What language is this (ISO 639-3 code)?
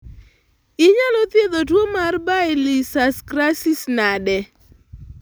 luo